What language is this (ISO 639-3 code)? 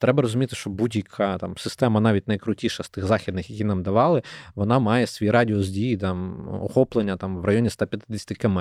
ukr